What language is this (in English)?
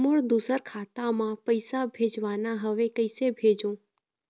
Chhattisgarhi